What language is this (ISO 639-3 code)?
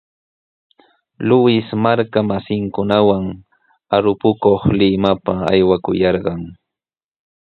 qws